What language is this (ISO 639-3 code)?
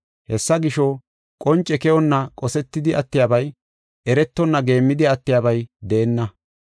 gof